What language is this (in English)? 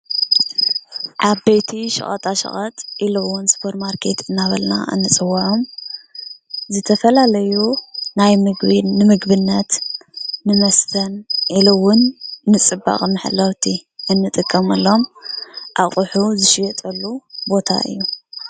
Tigrinya